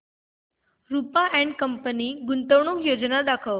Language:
Marathi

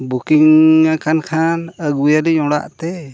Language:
Santali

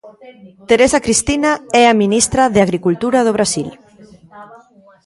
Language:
Galician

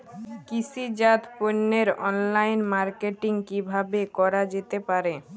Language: Bangla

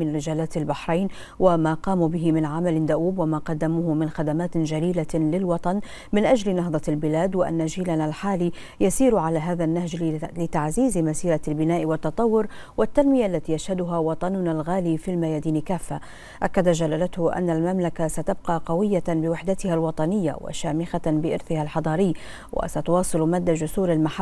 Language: Arabic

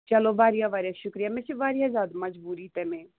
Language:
Kashmiri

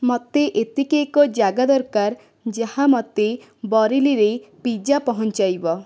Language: Odia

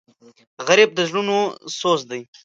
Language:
Pashto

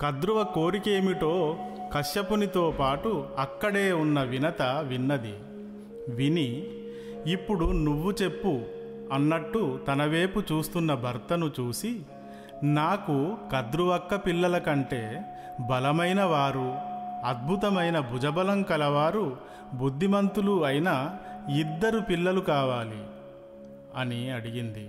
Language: Telugu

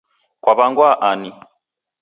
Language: Taita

